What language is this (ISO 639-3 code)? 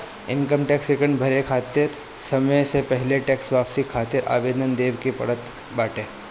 bho